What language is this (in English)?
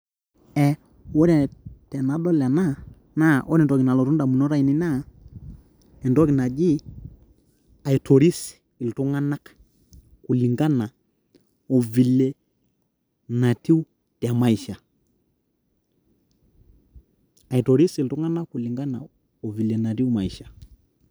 Masai